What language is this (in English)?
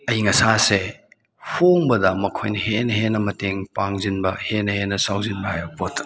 Manipuri